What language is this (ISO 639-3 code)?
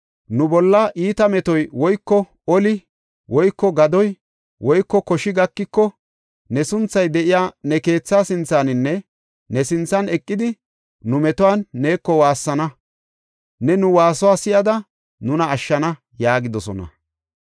gof